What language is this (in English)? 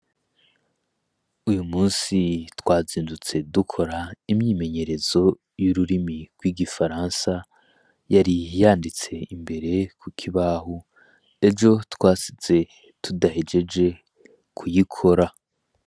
Rundi